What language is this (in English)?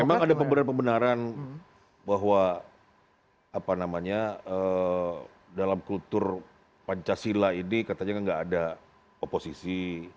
Indonesian